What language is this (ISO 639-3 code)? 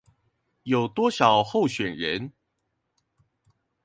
zho